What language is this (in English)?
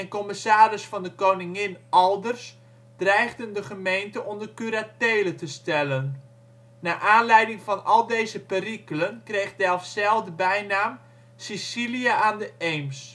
Dutch